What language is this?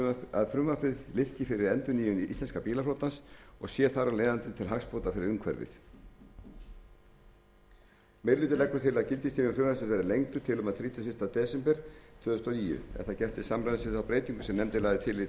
Icelandic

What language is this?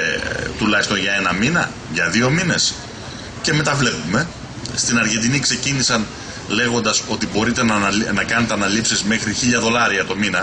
Greek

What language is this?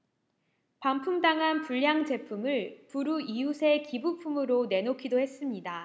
Korean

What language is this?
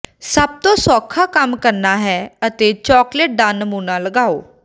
Punjabi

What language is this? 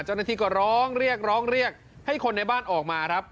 Thai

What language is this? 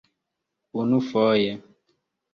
Esperanto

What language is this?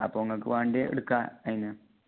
Malayalam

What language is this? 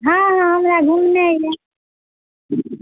Maithili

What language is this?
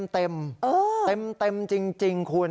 Thai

